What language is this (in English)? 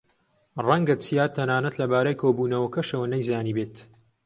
Central Kurdish